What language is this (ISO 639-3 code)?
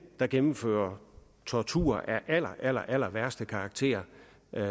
dan